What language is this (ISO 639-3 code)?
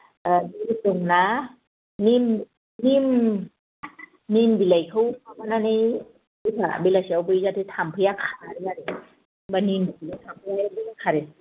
brx